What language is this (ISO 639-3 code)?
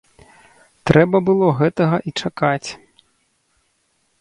bel